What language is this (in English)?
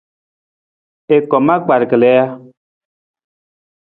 Nawdm